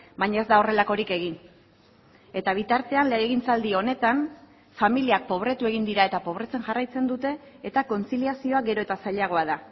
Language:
Basque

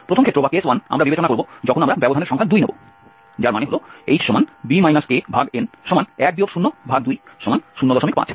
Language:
Bangla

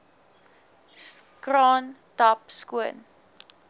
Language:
Afrikaans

